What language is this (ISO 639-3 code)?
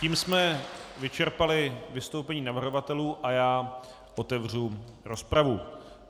ces